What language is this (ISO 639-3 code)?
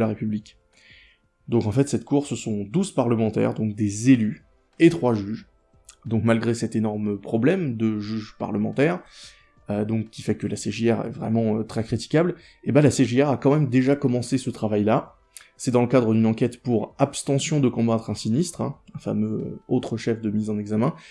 fra